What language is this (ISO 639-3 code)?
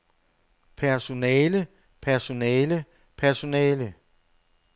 dan